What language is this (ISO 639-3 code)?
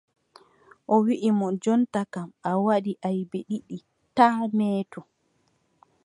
fub